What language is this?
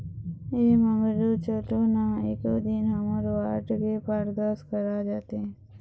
Chhattisgarhi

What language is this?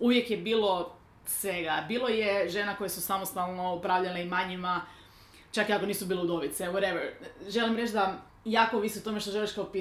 Croatian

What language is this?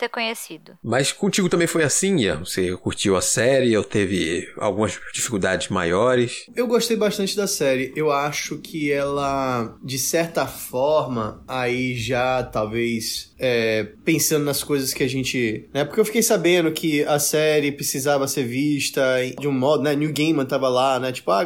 Portuguese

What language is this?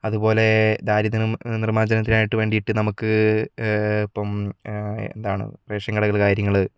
Malayalam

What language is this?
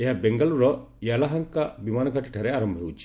Odia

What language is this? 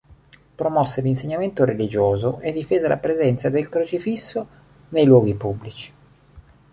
Italian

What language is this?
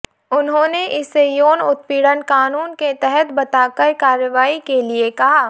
Hindi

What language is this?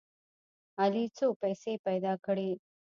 Pashto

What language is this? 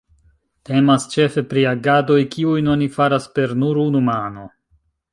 Esperanto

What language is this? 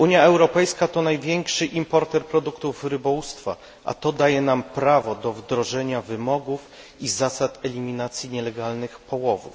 Polish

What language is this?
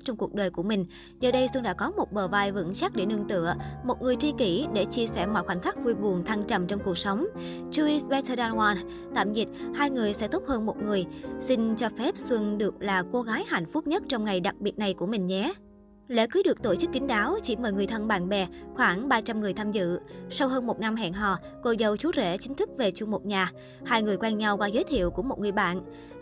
Vietnamese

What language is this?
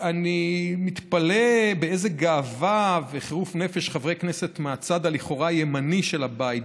Hebrew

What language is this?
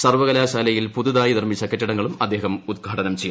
Malayalam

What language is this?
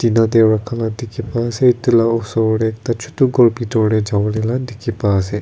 Naga Pidgin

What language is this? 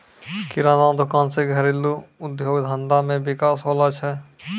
Maithili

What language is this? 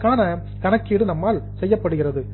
Tamil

